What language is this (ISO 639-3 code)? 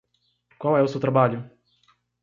por